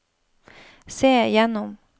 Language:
Norwegian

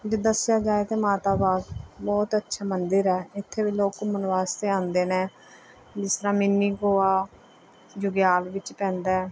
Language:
Punjabi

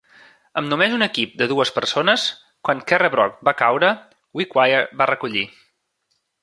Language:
Catalan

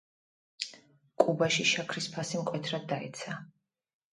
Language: Georgian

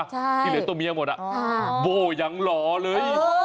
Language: Thai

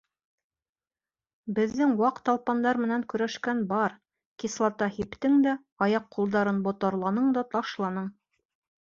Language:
Bashkir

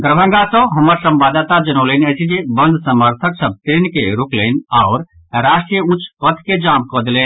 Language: Maithili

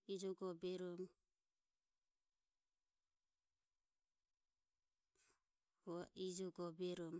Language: Ömie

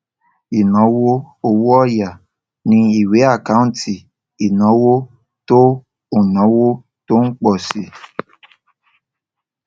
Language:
Yoruba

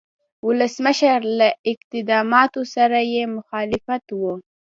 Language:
Pashto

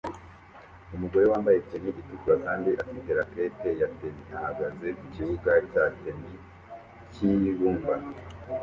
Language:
Kinyarwanda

